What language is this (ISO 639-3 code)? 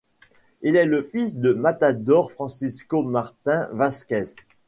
fra